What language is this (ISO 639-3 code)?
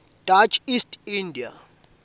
ssw